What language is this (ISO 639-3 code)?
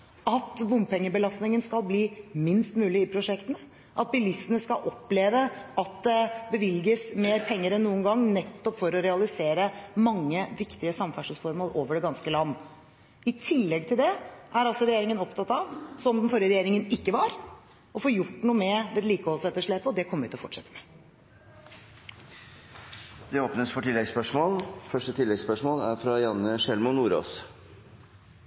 nor